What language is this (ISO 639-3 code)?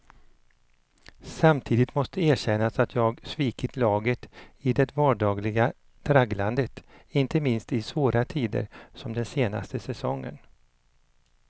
swe